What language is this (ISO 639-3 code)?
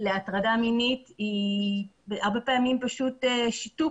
heb